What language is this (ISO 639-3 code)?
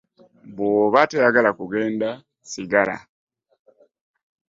lug